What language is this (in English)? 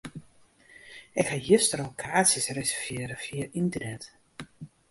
Western Frisian